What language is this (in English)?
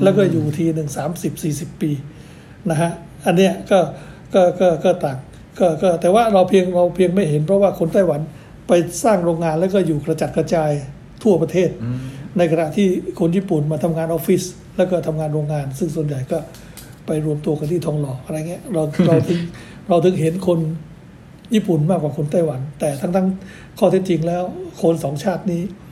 Thai